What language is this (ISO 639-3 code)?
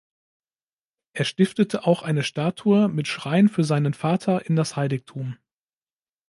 deu